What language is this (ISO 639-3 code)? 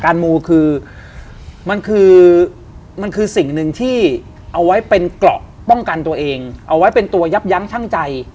tha